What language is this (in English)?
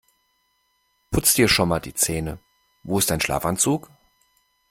German